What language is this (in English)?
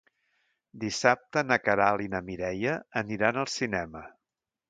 Catalan